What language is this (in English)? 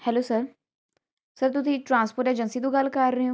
Punjabi